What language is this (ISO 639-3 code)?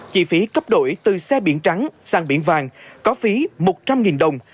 vie